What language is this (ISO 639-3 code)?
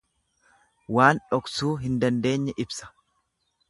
orm